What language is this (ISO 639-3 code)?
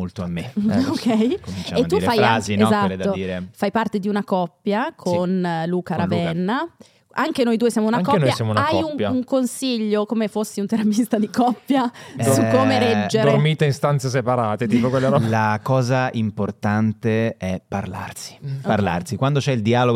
ita